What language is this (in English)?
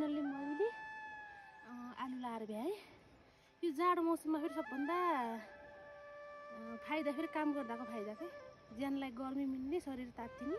Indonesian